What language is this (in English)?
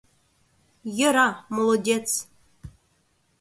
Mari